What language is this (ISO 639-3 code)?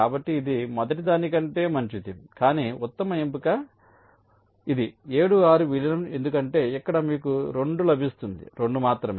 tel